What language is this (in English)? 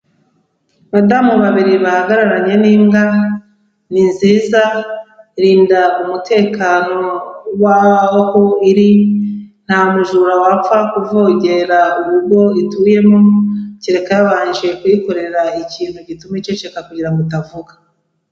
Kinyarwanda